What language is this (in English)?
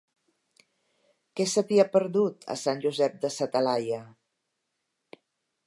Catalan